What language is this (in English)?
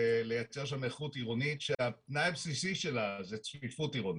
Hebrew